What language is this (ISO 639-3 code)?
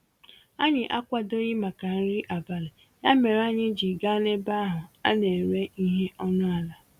ibo